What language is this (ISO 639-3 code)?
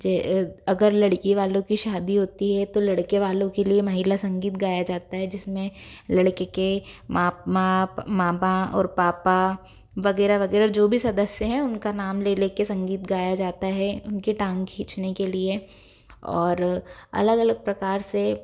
hin